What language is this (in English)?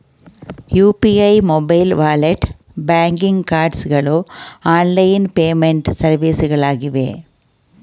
Kannada